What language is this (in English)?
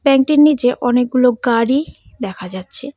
Bangla